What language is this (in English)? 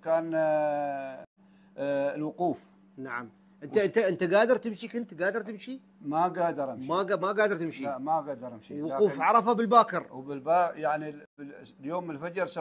Arabic